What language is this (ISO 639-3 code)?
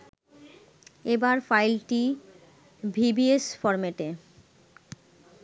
ben